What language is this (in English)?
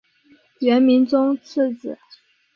Chinese